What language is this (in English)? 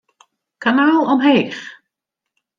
Western Frisian